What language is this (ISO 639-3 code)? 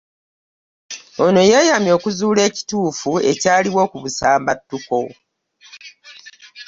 lug